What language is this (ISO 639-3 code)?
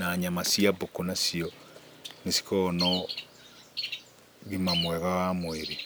kik